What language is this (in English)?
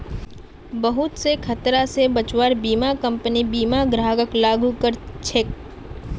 Magahi